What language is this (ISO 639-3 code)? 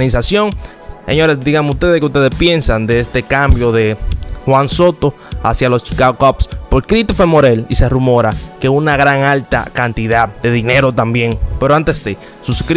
spa